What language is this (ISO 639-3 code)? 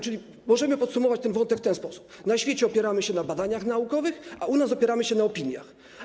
pol